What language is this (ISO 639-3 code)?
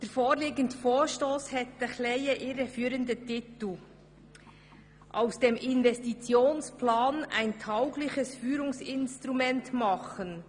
gsw